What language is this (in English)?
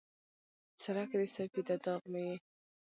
Pashto